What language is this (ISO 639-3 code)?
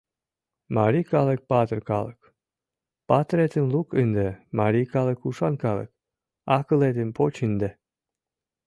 chm